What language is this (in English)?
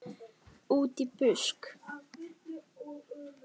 Icelandic